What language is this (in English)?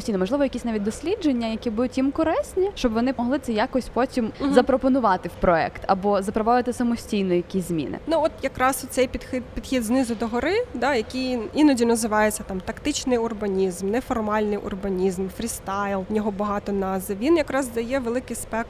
Ukrainian